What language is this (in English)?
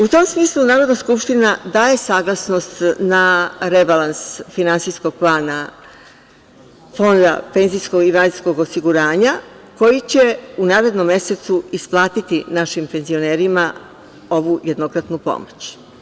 Serbian